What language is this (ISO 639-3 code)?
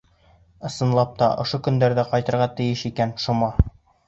bak